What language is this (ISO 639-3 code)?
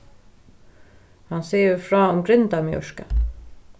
fao